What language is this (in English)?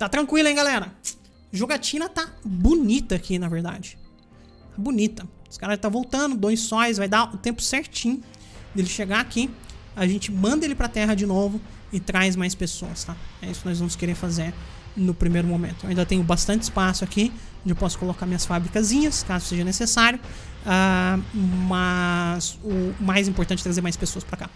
Portuguese